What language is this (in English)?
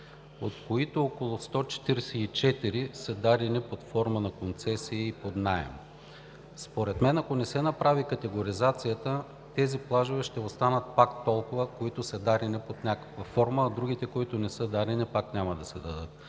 Bulgarian